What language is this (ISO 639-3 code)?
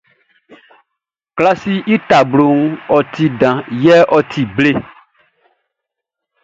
bci